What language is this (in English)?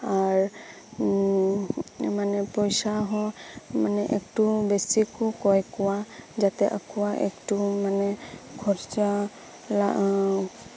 Santali